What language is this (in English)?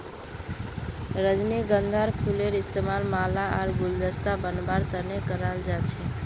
Magahi